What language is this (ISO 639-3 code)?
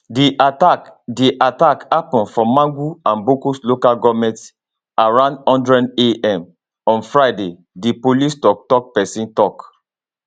pcm